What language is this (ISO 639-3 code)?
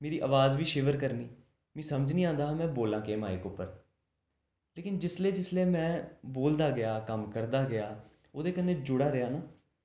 doi